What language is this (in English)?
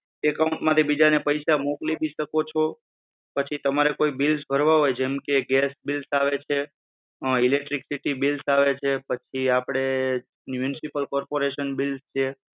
Gujarati